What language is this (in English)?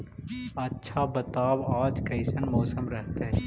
Magahi